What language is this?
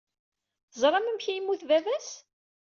Kabyle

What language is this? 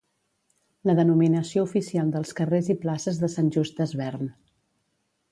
Catalan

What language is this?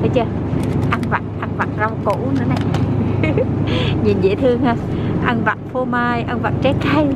Vietnamese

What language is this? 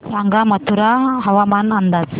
Marathi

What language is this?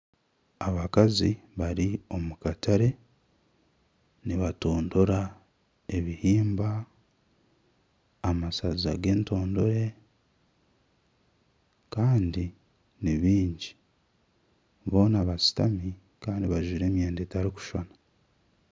Nyankole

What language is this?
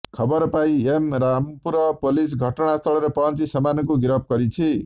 Odia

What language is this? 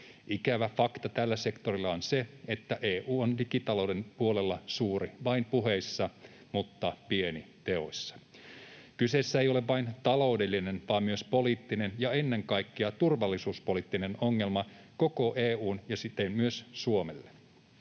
Finnish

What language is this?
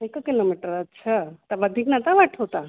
Sindhi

